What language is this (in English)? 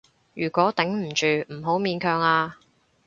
Cantonese